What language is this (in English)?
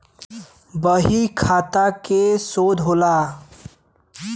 Bhojpuri